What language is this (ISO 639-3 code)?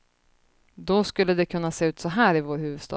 swe